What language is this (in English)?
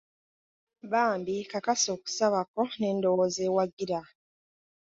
Ganda